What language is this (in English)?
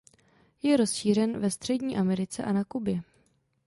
Czech